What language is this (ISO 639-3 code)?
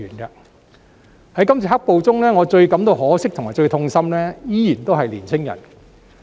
yue